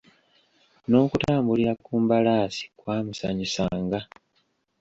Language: Ganda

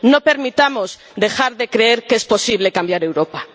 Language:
Spanish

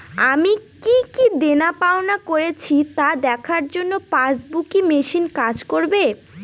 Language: Bangla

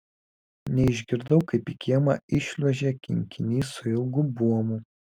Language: Lithuanian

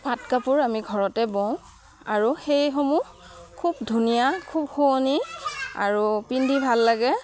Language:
Assamese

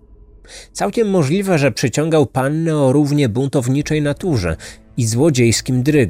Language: Polish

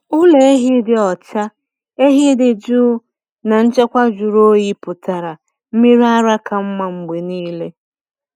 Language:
Igbo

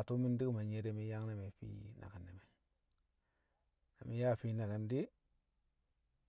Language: Kamo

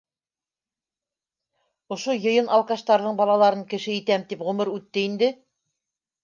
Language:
Bashkir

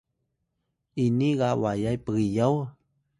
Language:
Atayal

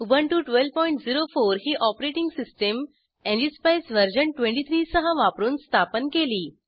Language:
Marathi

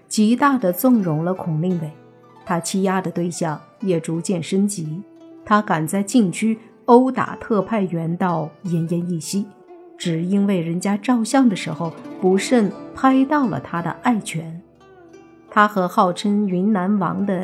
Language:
Chinese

